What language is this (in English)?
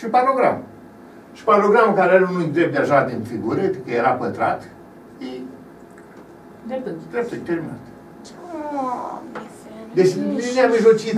Romanian